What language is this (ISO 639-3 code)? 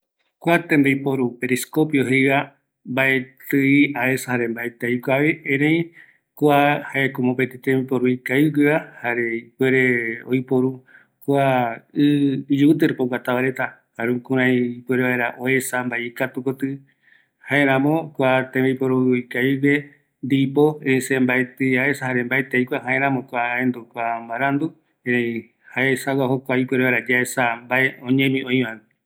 gui